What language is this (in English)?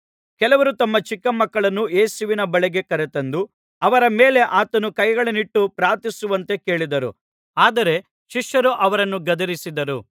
Kannada